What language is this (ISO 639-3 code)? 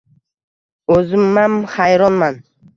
uzb